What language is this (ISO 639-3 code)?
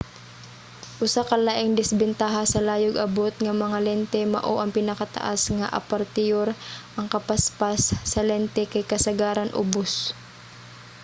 ceb